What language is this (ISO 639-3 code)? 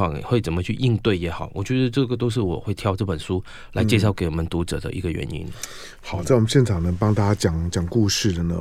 zho